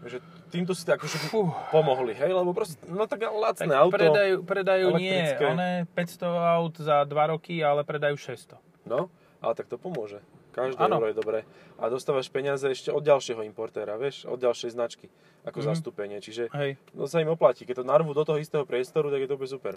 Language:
Slovak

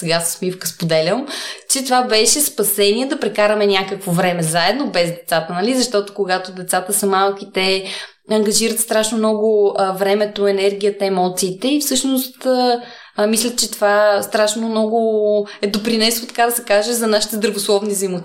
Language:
Bulgarian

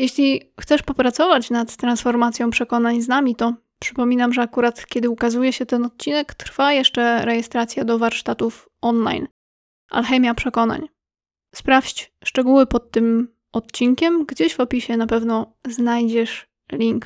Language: Polish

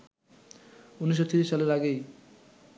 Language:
Bangla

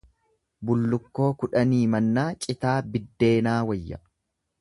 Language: Oromo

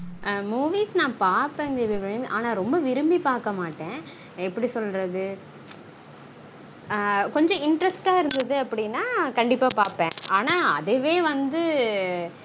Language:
Tamil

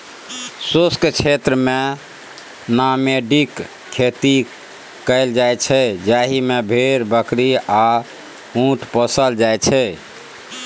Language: Maithili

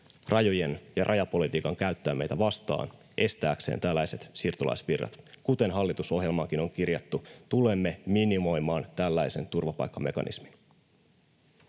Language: Finnish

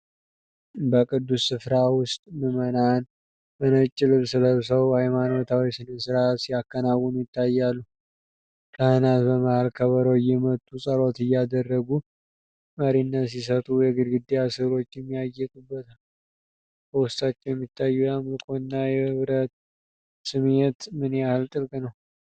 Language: Amharic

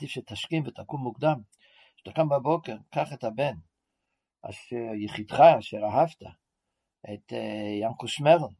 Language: Hebrew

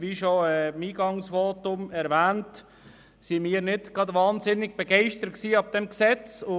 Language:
Swiss German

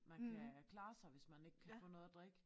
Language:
Danish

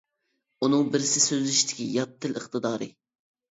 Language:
Uyghur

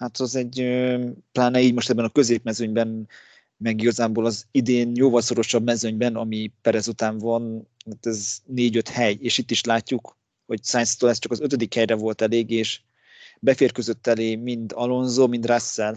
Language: Hungarian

